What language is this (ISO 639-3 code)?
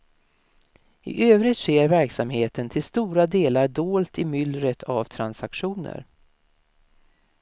swe